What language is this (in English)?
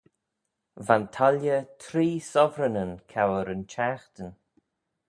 Manx